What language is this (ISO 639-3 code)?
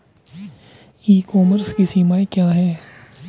hin